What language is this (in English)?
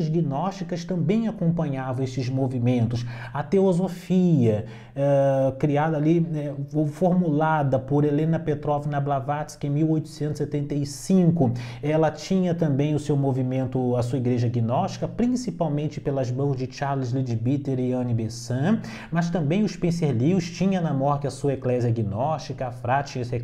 Portuguese